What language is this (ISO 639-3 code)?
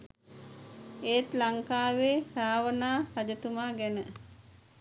sin